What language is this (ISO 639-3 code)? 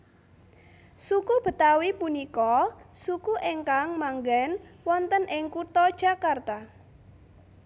jav